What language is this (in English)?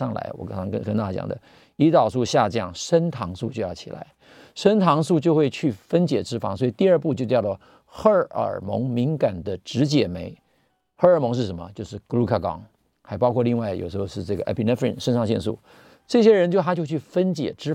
Chinese